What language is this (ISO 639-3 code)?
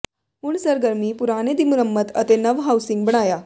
pan